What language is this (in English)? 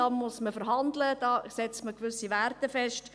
Swiss German